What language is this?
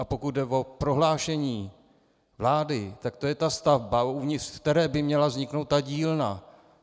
Czech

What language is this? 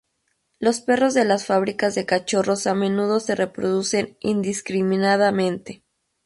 Spanish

